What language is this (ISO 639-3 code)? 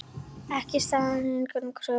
isl